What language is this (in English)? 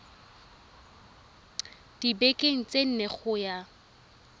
Tswana